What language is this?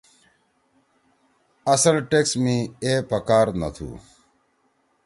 Torwali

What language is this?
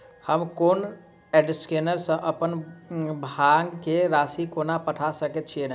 Maithili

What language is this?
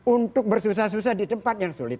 Indonesian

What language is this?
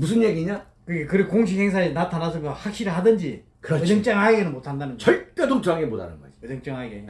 Korean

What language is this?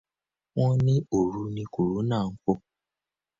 Yoruba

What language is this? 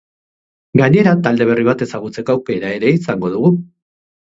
Basque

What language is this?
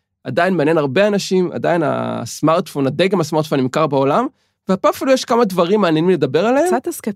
Hebrew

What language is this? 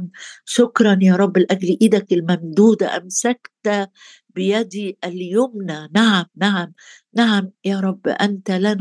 Arabic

